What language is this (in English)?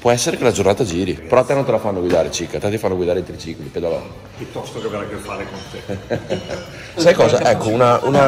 Italian